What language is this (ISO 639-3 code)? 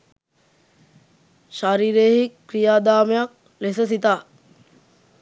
sin